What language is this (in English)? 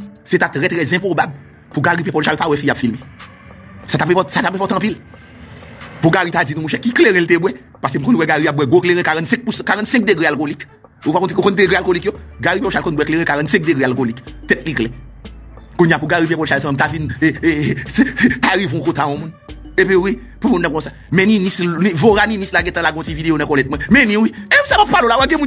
French